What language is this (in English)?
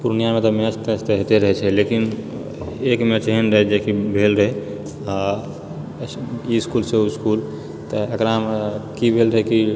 Maithili